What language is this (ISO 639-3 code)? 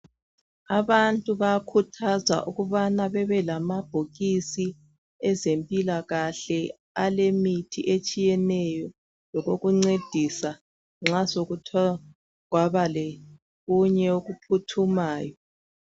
nde